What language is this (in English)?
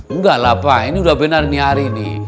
Indonesian